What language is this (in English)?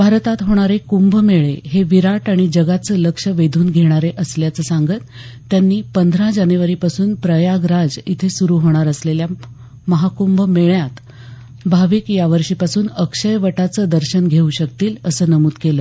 Marathi